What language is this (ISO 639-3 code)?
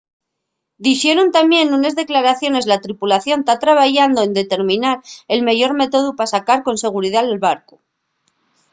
ast